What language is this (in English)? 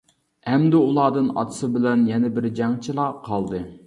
Uyghur